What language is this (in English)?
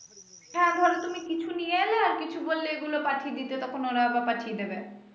Bangla